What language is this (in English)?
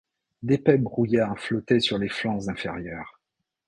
French